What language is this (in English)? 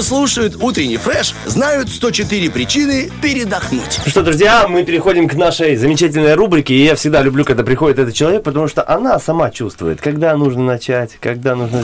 Russian